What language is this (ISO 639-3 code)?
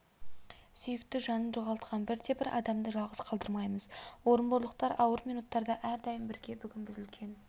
kaz